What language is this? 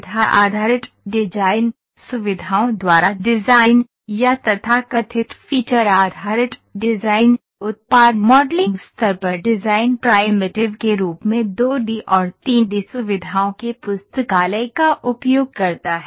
Hindi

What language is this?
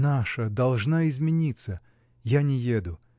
Russian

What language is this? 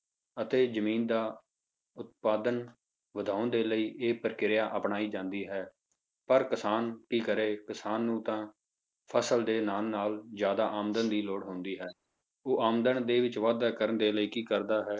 Punjabi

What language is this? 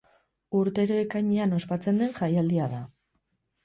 Basque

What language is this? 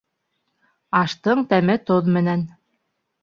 Bashkir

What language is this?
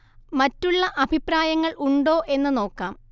Malayalam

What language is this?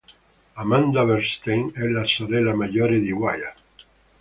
Italian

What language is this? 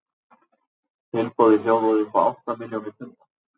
Icelandic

